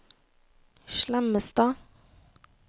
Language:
Norwegian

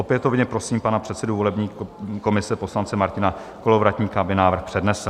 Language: Czech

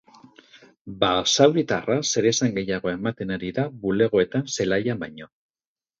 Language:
Basque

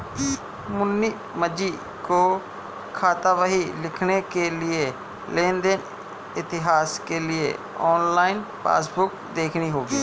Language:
Hindi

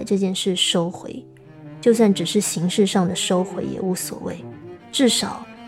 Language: Chinese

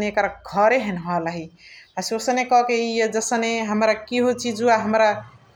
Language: Chitwania Tharu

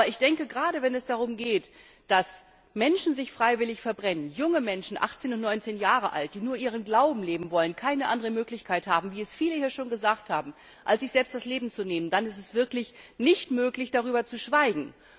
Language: German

